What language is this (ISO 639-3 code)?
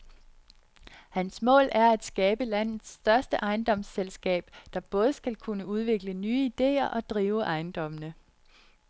dan